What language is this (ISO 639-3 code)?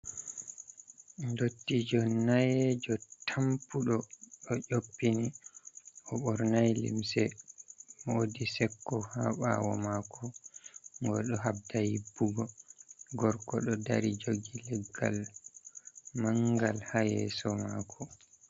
ful